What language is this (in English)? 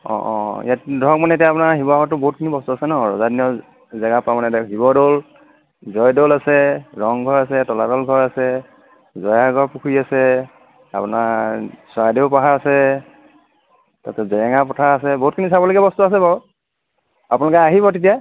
Assamese